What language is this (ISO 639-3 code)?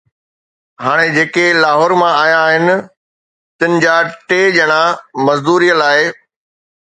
snd